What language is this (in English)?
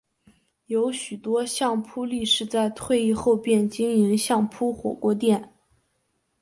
Chinese